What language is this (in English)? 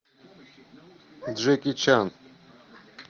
Russian